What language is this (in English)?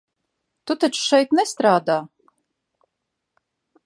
Latvian